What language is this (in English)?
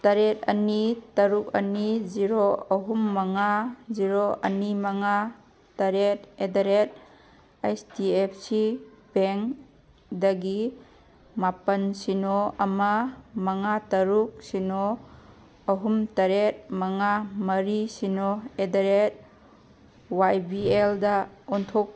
Manipuri